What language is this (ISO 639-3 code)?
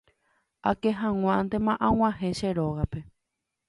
grn